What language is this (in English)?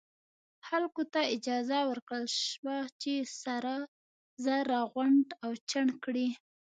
Pashto